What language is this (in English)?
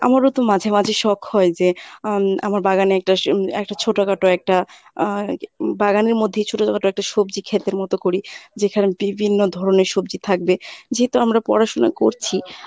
Bangla